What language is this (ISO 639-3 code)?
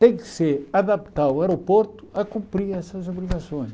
por